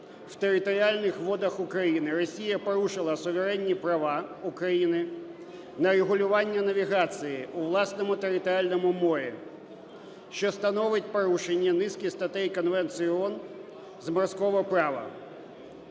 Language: Ukrainian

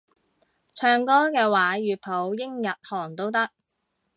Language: Cantonese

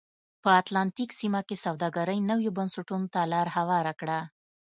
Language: Pashto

